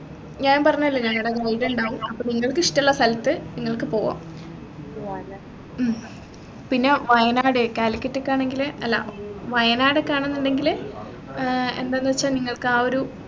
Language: Malayalam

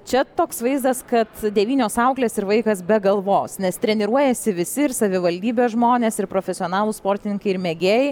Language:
Lithuanian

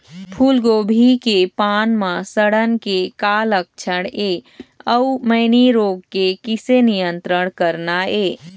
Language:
Chhattisgarhi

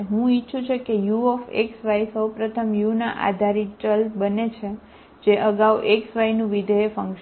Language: Gujarati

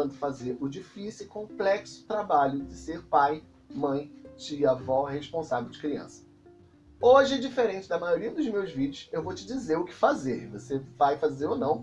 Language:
Portuguese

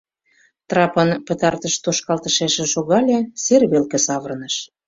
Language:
Mari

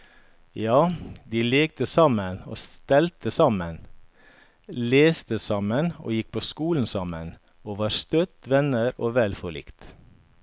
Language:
Norwegian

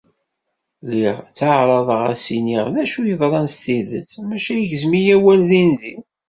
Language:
Kabyle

